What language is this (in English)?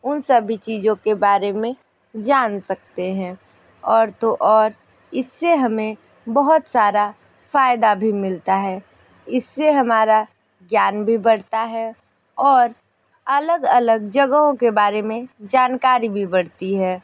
Hindi